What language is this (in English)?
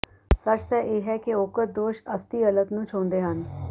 Punjabi